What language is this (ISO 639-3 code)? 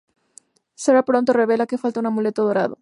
spa